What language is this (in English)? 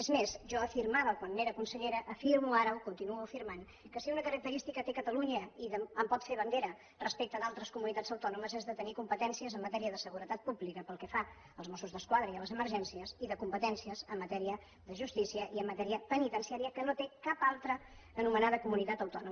Catalan